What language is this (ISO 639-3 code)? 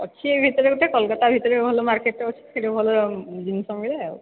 ori